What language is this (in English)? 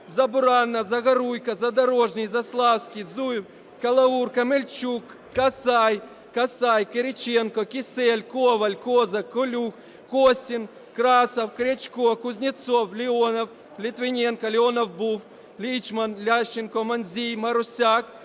Ukrainian